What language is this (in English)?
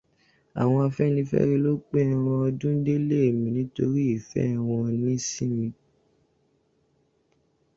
Yoruba